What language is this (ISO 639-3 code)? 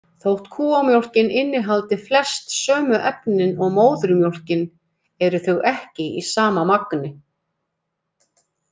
isl